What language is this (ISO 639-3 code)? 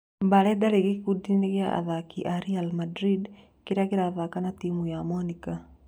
kik